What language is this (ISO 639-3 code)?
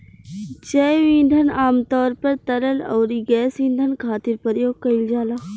bho